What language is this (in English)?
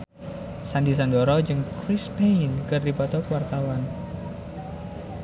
Sundanese